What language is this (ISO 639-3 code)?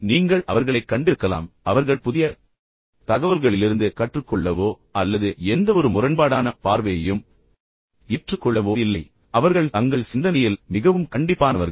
tam